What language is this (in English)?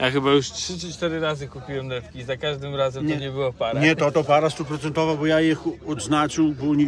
Polish